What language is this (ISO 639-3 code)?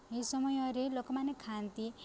ori